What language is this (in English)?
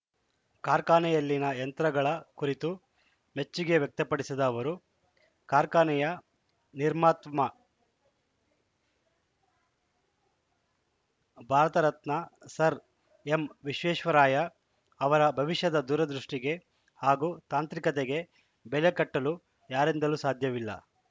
Kannada